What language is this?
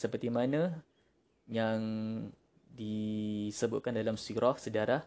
Malay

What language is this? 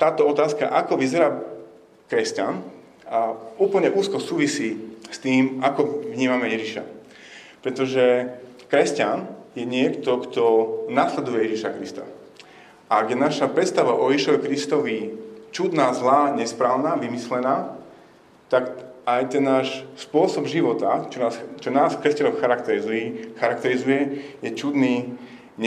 Slovak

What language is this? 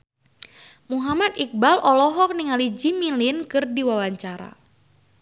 Sundanese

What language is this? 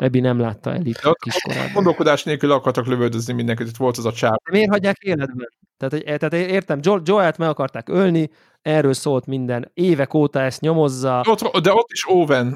Hungarian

